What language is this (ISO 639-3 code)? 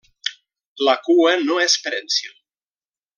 cat